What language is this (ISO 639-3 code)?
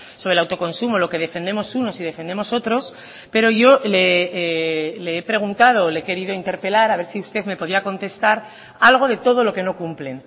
spa